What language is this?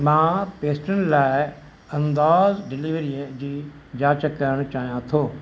Sindhi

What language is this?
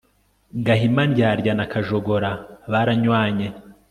Kinyarwanda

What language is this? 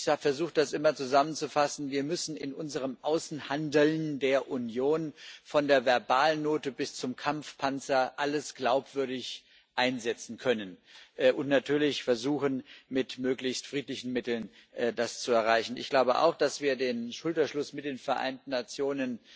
German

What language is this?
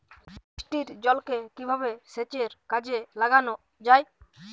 Bangla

